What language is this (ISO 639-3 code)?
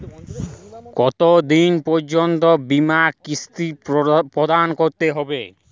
ben